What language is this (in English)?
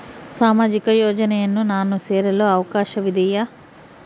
Kannada